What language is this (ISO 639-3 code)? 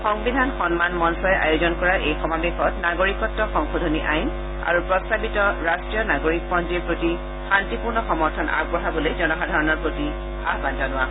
asm